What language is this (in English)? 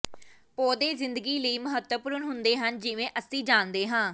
Punjabi